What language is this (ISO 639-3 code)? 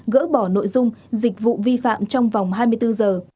vie